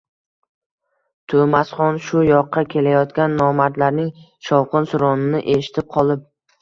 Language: Uzbek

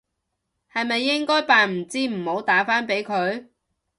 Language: Cantonese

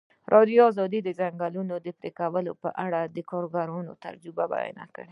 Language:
Pashto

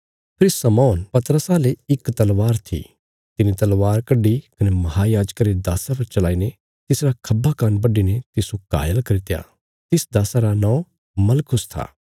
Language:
Bilaspuri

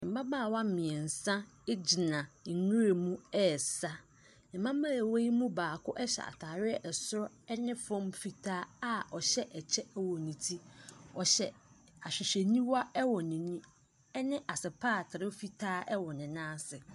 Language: Akan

